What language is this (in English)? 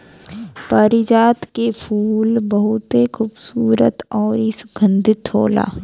Bhojpuri